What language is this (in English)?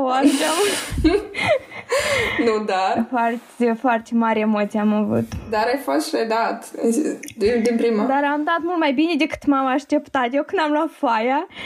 Romanian